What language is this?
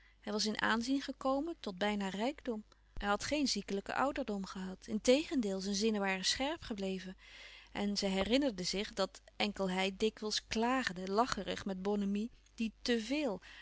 Dutch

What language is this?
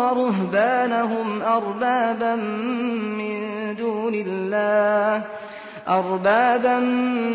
Arabic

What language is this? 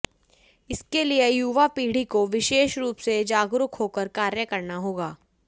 Hindi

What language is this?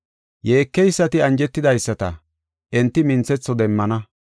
Gofa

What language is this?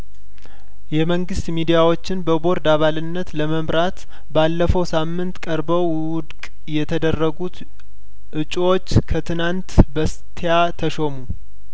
Amharic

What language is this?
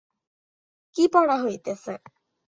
Bangla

